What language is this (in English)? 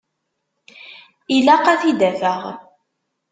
Kabyle